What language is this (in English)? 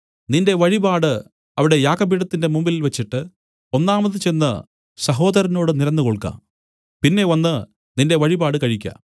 Malayalam